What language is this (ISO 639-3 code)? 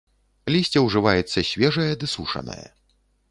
bel